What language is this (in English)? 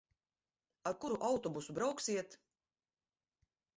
Latvian